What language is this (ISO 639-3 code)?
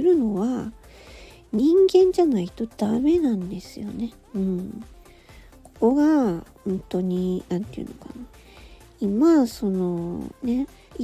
jpn